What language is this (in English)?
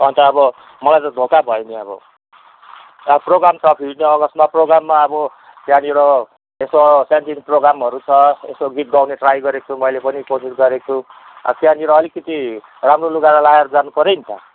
Nepali